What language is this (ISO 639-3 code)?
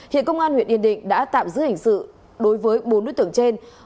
vie